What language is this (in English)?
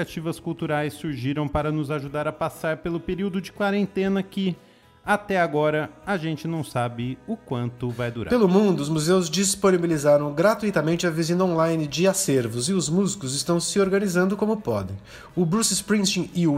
Portuguese